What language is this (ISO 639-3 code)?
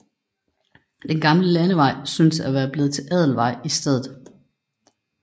dan